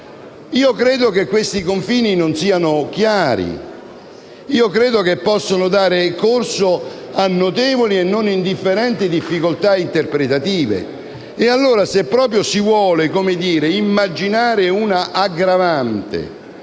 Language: Italian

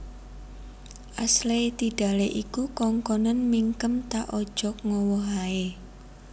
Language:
Javanese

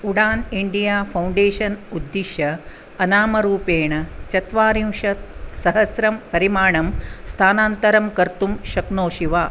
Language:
Sanskrit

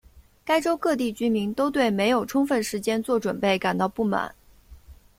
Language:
Chinese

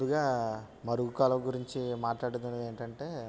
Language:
Telugu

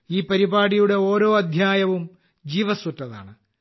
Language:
Malayalam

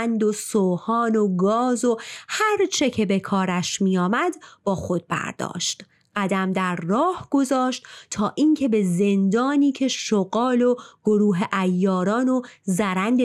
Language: Persian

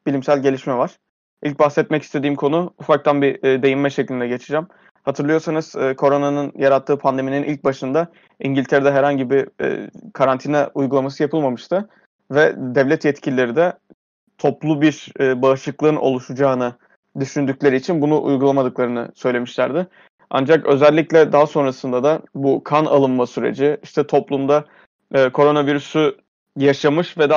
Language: Turkish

